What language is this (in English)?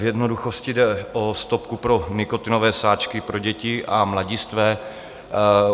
Czech